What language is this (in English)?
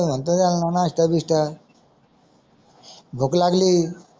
Marathi